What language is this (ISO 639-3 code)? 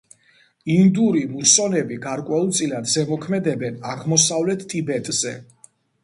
kat